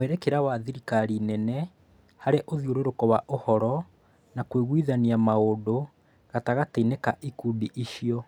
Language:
Kikuyu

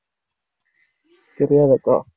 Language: Tamil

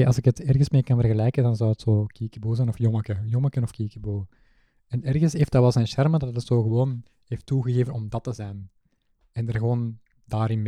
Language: Dutch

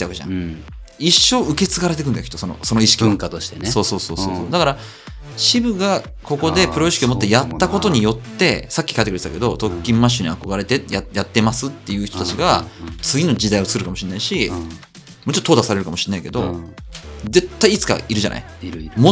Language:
Japanese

